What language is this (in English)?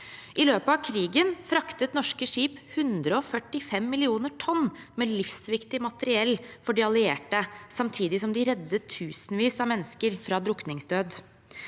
Norwegian